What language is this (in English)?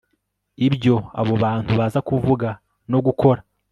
Kinyarwanda